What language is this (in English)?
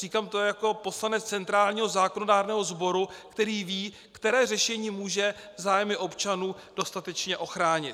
Czech